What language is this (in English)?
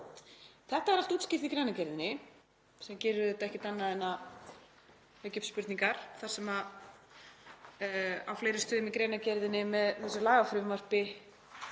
Icelandic